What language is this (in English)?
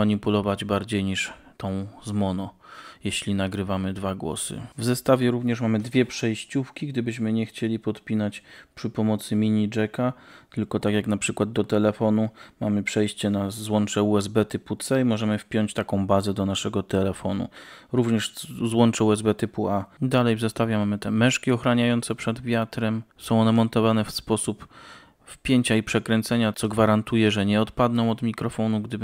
Polish